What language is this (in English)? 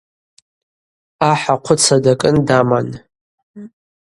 Abaza